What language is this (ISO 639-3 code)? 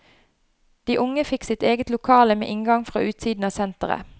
nor